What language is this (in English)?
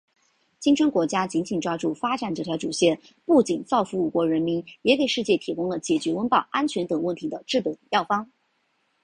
Chinese